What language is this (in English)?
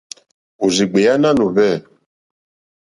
Mokpwe